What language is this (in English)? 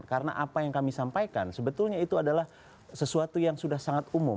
Indonesian